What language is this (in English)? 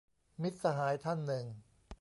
Thai